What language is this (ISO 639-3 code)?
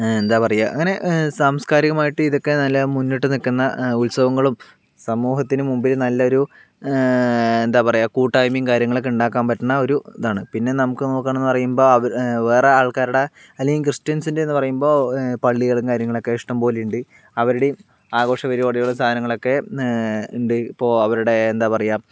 mal